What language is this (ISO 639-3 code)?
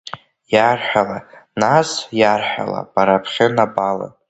abk